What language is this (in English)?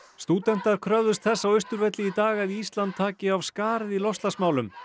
Icelandic